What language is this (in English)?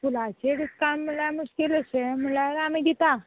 Konkani